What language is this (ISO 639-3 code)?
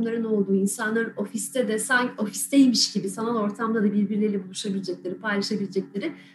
tur